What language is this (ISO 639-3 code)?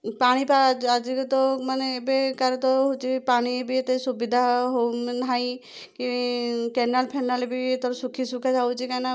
ori